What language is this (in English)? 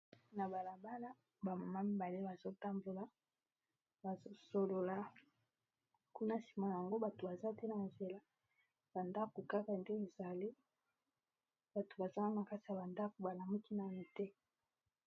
Lingala